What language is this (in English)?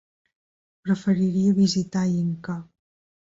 Catalan